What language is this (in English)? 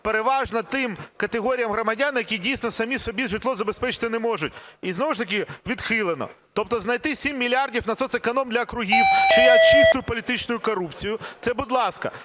Ukrainian